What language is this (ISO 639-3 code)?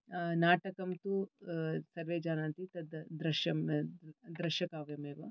san